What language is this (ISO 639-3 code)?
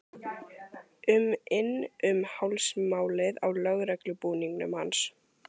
isl